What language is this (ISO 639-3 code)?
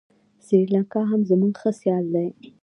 pus